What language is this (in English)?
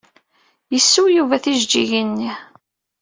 Kabyle